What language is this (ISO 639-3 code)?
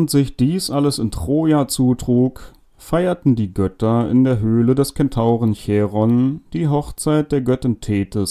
deu